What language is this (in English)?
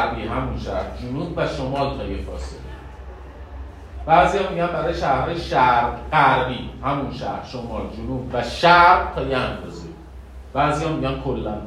Persian